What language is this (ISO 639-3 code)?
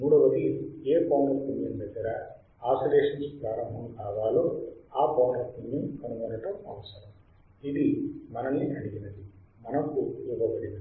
tel